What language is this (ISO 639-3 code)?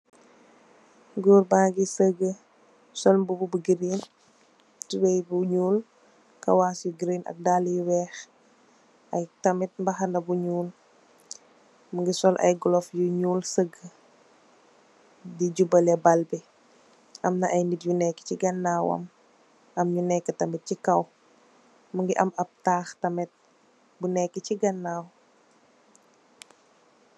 wol